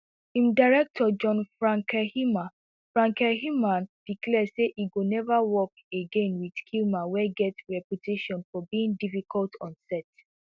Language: Nigerian Pidgin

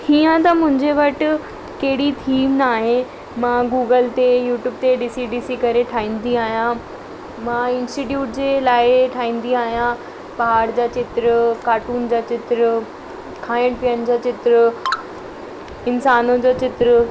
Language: Sindhi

